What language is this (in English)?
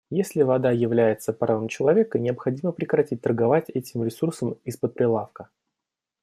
Russian